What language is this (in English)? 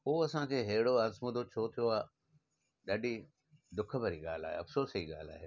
Sindhi